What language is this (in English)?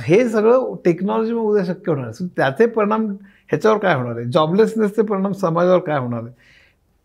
Marathi